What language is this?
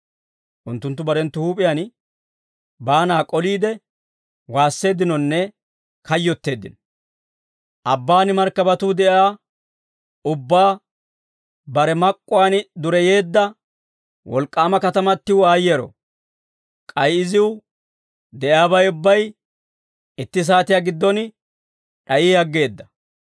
Dawro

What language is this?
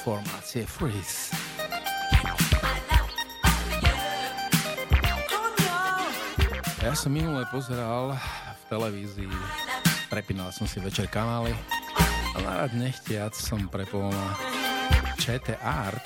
Slovak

